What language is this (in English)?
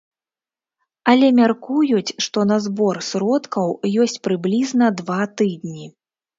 Belarusian